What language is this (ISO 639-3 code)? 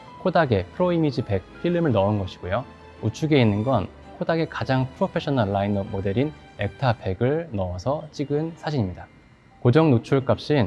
kor